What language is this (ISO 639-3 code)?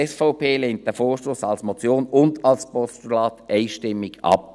gsw